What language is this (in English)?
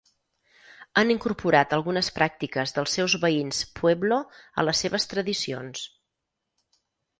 Catalan